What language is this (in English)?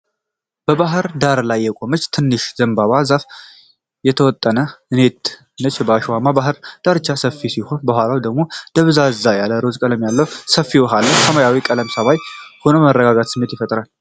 Amharic